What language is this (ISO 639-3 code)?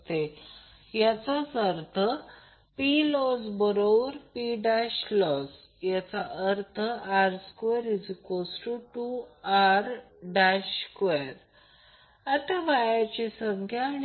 mar